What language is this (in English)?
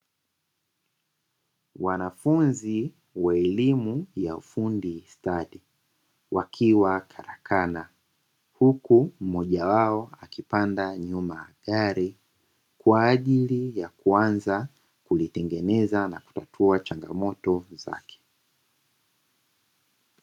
Swahili